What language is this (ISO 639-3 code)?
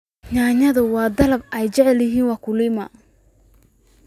som